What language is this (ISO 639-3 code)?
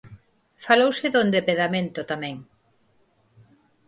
glg